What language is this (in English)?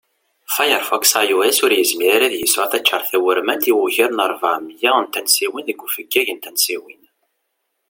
Kabyle